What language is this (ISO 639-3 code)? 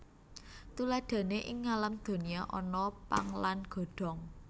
jav